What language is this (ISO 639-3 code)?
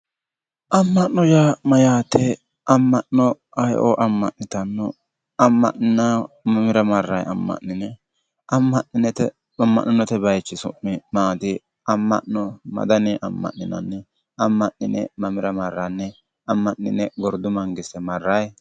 sid